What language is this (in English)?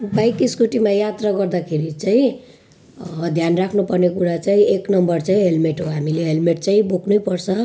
Nepali